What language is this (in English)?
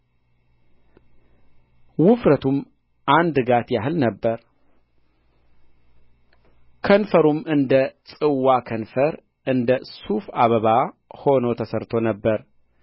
Amharic